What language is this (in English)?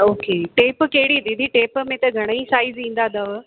Sindhi